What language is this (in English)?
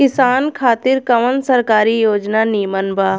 Bhojpuri